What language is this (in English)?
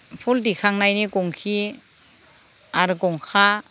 Bodo